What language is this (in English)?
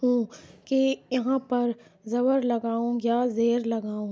Urdu